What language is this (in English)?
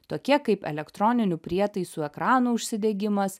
Lithuanian